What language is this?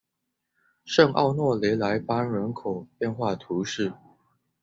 Chinese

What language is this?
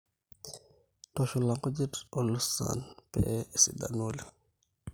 Masai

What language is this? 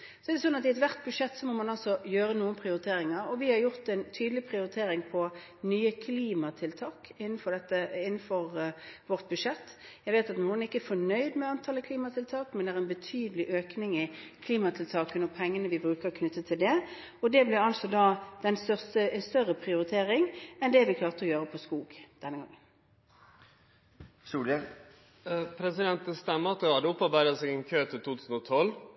Norwegian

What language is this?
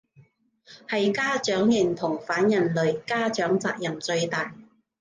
Cantonese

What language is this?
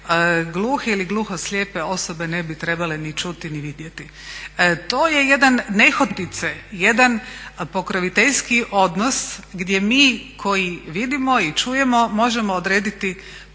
Croatian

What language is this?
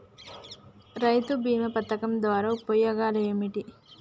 Telugu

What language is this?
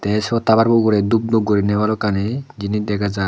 Chakma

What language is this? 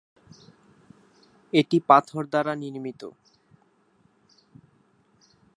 Bangla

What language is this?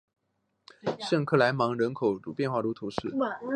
Chinese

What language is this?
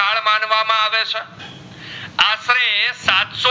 Gujarati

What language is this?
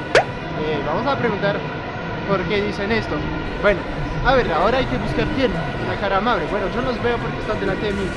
Spanish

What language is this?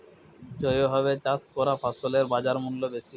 Bangla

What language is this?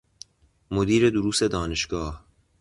Persian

